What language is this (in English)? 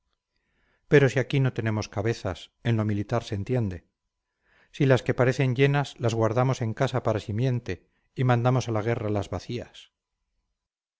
Spanish